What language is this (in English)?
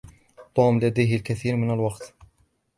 Arabic